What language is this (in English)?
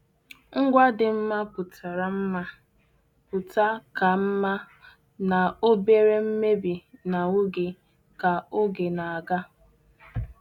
Igbo